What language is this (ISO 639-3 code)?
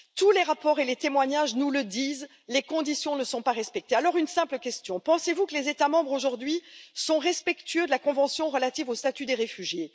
fra